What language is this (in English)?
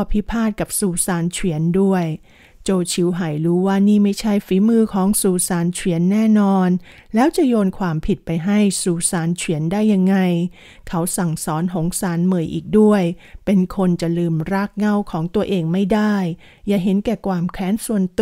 Thai